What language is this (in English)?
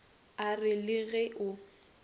Northern Sotho